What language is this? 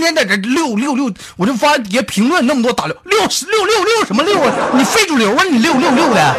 Chinese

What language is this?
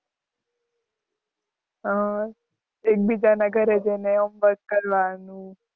Gujarati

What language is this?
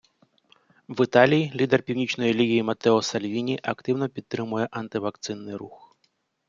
Ukrainian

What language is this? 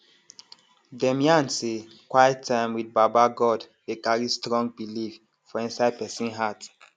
Nigerian Pidgin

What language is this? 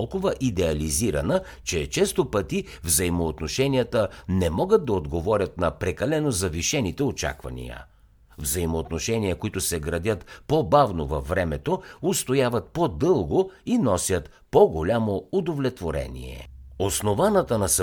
Bulgarian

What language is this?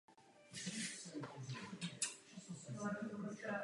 Czech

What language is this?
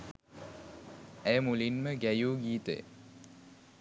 Sinhala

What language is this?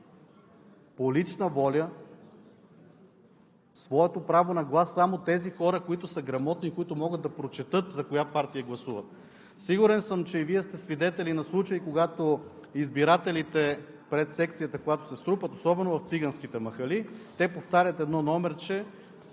Bulgarian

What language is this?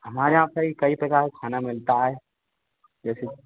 Hindi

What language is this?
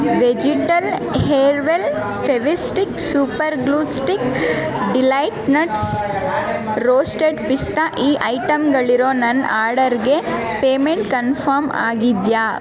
Kannada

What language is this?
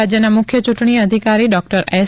Gujarati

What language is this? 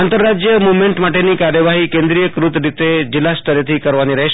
Gujarati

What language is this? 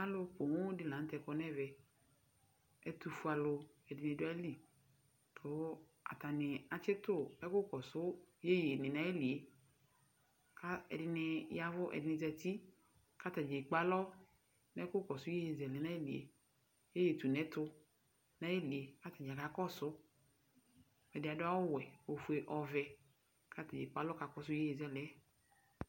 Ikposo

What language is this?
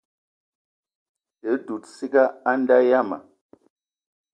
Eton (Cameroon)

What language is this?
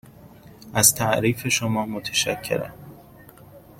Persian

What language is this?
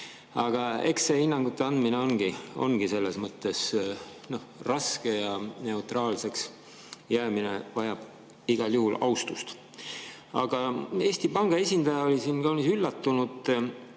Estonian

